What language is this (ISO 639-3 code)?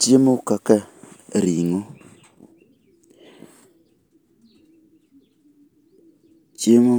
luo